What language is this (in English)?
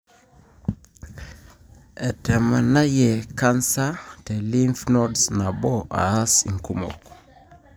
Masai